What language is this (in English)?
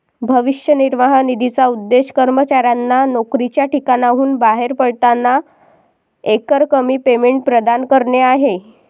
Marathi